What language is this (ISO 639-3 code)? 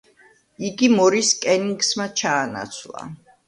kat